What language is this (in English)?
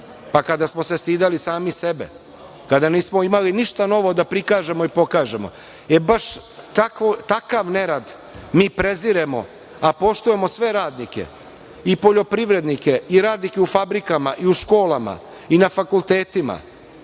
Serbian